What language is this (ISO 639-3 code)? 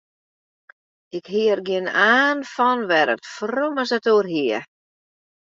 fry